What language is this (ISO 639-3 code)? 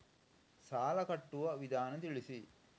kan